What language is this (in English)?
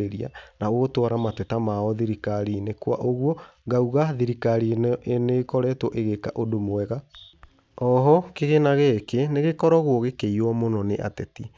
Kikuyu